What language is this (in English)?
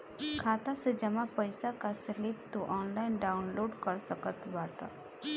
Bhojpuri